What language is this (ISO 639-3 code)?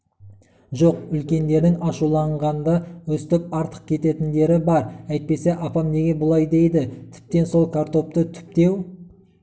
kaz